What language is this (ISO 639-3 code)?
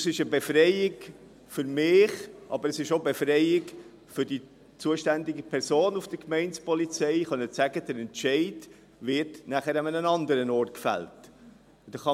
gsw